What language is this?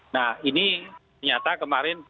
Indonesian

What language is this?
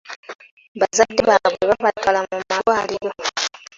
Ganda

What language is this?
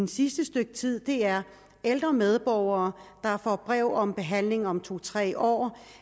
Danish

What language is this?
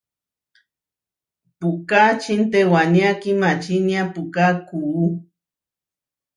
Huarijio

